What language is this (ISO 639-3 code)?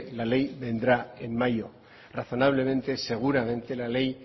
spa